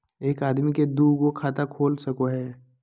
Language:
Magahi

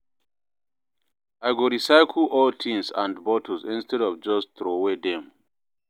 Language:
Nigerian Pidgin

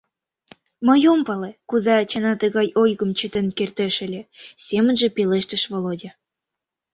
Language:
Mari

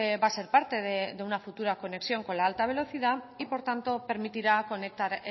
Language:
Spanish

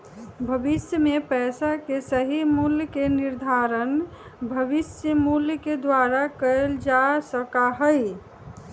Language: Magahi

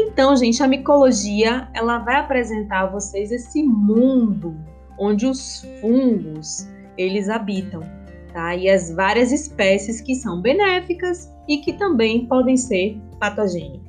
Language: Portuguese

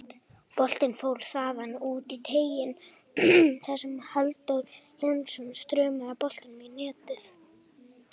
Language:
Icelandic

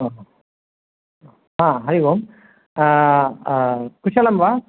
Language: Sanskrit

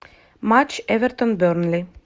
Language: Russian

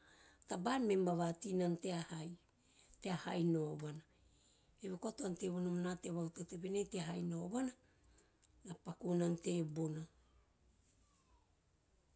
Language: Teop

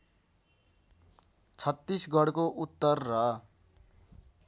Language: Nepali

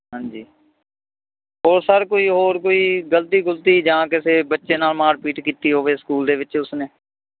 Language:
Punjabi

